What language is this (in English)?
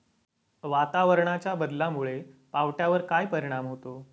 Marathi